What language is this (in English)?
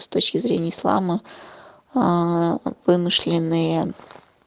Russian